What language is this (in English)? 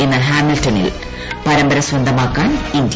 Malayalam